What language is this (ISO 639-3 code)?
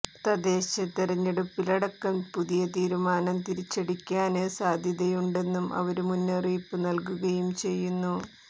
mal